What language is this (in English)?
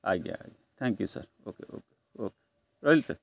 Odia